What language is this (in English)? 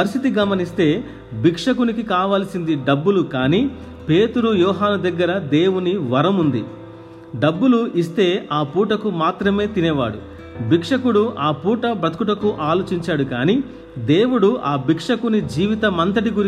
Telugu